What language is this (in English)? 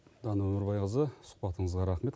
Kazakh